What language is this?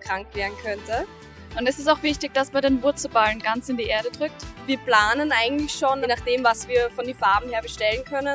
German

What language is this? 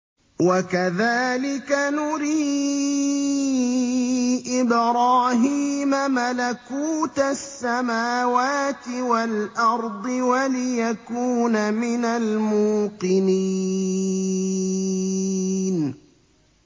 Arabic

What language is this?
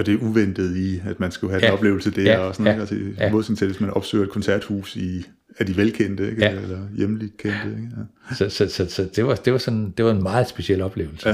Danish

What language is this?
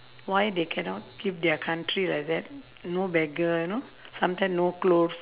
English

